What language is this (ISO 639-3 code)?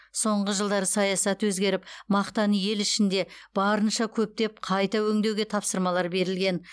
kaz